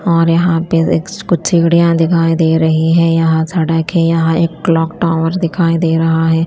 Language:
Hindi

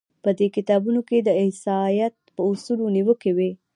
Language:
Pashto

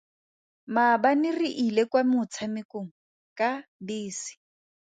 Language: Tswana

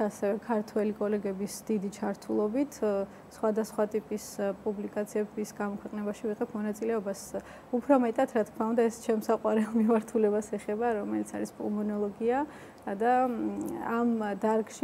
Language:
Romanian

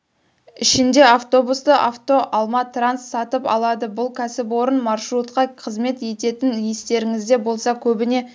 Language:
Kazakh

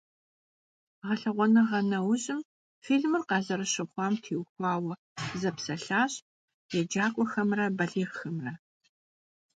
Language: Kabardian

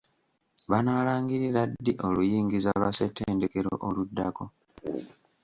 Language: Ganda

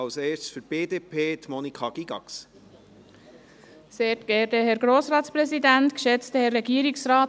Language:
Swiss German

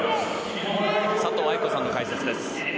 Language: Japanese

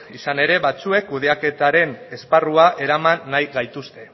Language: Basque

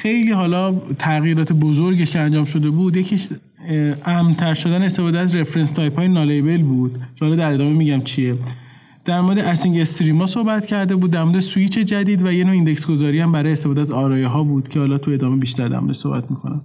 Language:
Persian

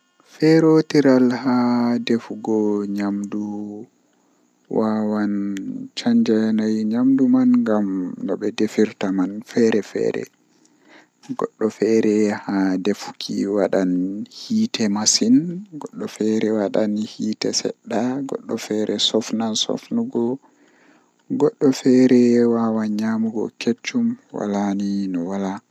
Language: Western Niger Fulfulde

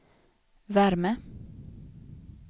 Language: Swedish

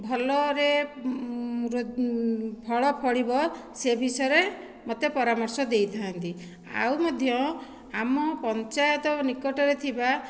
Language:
Odia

